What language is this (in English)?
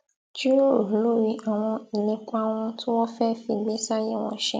Yoruba